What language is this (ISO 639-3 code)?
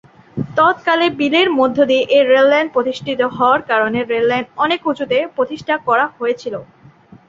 ben